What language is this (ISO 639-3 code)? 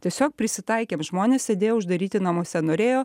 lit